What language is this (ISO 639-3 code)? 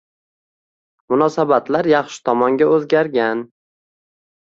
uzb